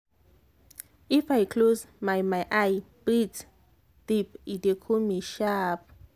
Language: Nigerian Pidgin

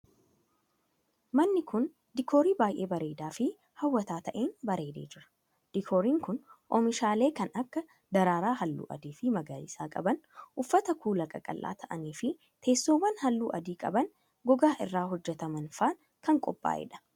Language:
Oromo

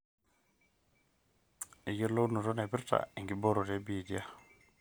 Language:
Masai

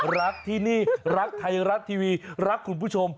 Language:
Thai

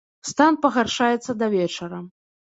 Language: Belarusian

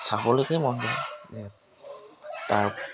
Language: Assamese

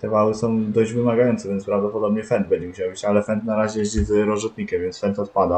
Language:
Polish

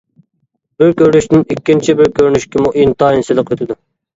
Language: Uyghur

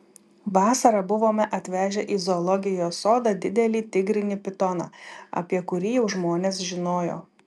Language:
Lithuanian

